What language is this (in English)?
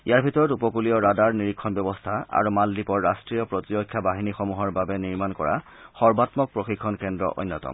Assamese